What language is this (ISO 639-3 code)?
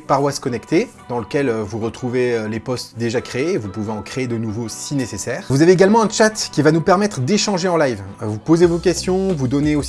fra